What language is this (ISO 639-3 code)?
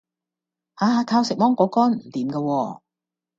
yue